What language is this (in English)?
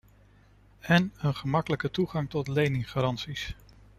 Dutch